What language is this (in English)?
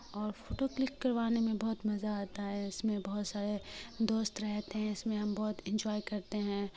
Urdu